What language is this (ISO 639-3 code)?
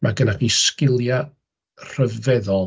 cym